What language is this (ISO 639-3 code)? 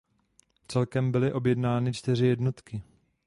ces